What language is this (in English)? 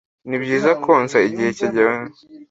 Kinyarwanda